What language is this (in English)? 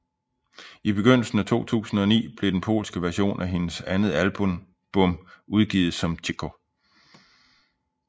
Danish